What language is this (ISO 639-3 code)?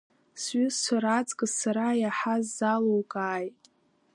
abk